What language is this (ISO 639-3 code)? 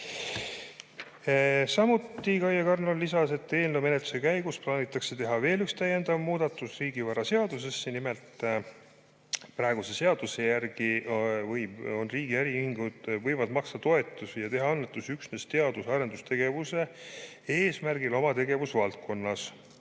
est